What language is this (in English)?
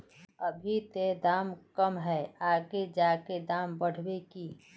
Magahi